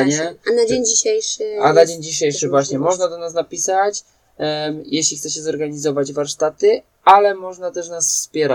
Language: Polish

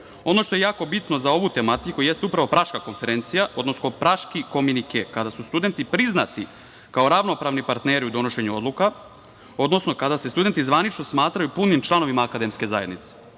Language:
Serbian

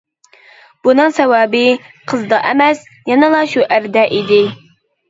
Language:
Uyghur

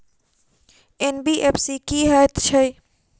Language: Maithili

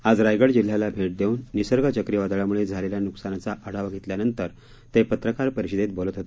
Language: Marathi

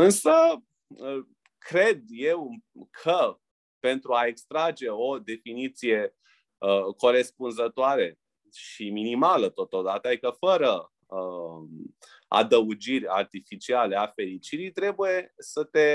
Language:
Romanian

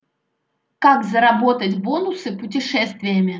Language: Russian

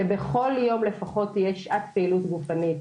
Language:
Hebrew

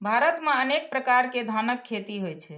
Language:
Maithili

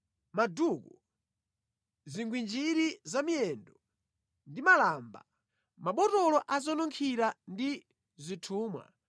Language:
Nyanja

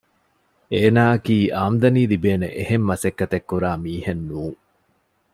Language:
Divehi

